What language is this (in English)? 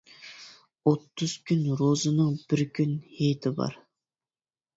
Uyghur